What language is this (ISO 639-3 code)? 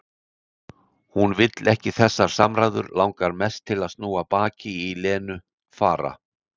isl